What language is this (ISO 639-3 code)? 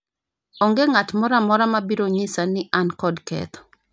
luo